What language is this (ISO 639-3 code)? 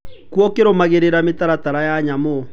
kik